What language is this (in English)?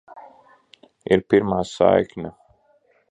Latvian